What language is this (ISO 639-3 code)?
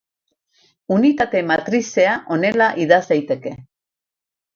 eus